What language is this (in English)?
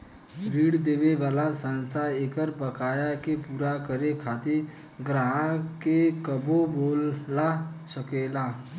Bhojpuri